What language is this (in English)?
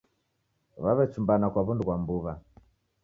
Taita